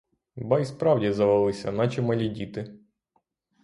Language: Ukrainian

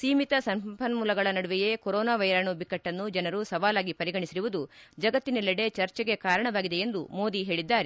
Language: Kannada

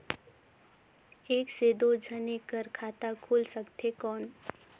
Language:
Chhattisgarhi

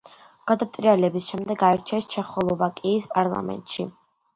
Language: Georgian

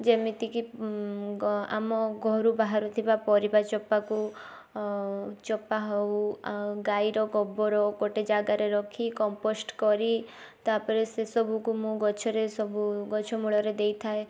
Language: Odia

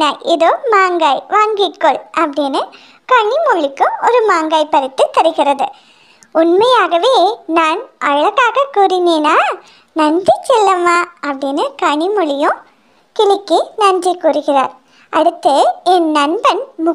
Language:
Turkish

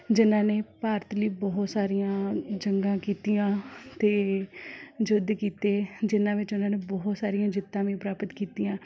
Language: Punjabi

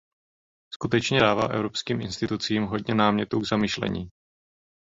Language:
Czech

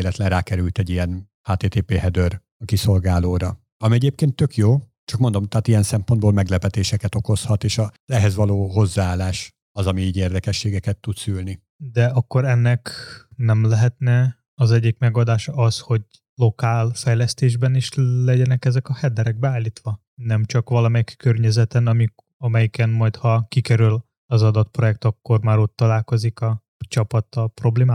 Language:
Hungarian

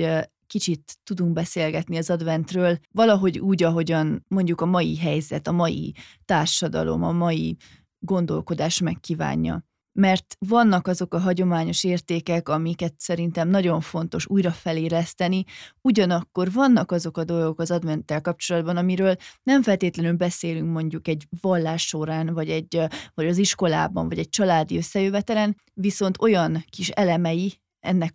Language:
Hungarian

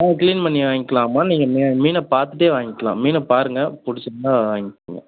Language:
Tamil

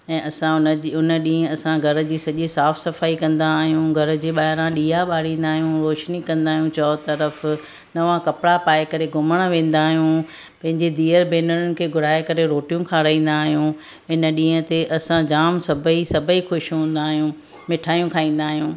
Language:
Sindhi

